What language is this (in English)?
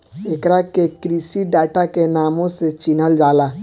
Bhojpuri